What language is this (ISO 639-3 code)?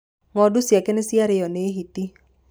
kik